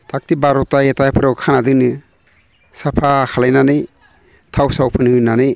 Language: Bodo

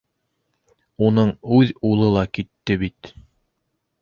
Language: Bashkir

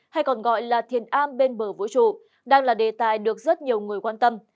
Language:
Vietnamese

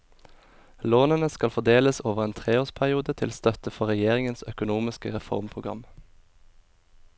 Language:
Norwegian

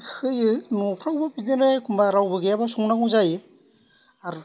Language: Bodo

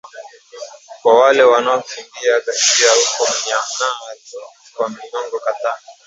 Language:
Swahili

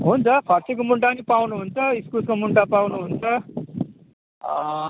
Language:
Nepali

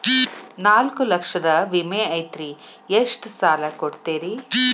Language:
Kannada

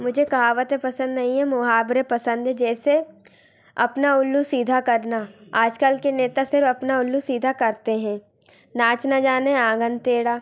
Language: Hindi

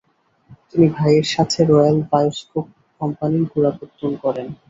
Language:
Bangla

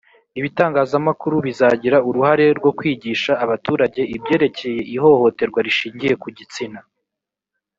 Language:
Kinyarwanda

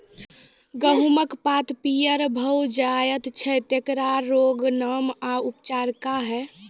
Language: Maithili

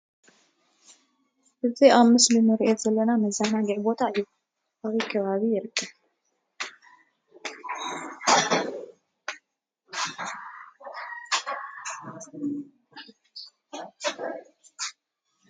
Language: Tigrinya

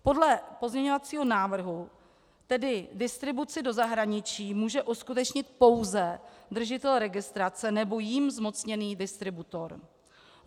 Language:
Czech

